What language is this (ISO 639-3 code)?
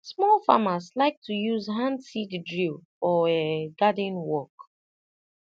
pcm